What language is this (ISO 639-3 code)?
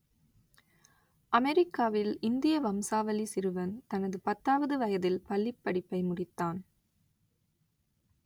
tam